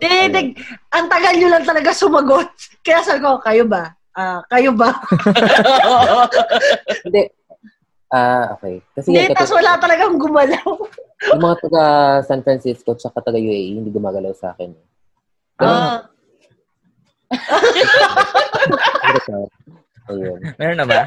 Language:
Filipino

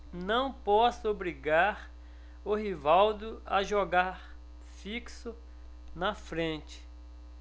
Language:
Portuguese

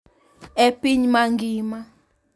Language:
Luo (Kenya and Tanzania)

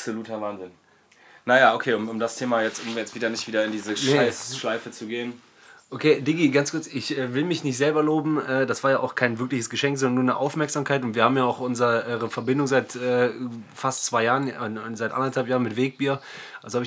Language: German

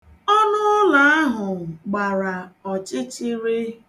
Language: Igbo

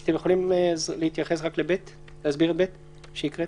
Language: Hebrew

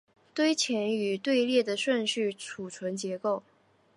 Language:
Chinese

